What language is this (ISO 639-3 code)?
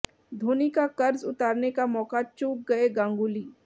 hin